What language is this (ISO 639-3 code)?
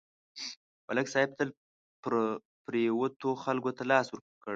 pus